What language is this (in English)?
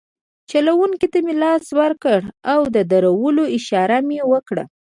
Pashto